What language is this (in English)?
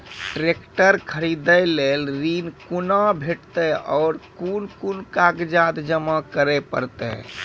Maithili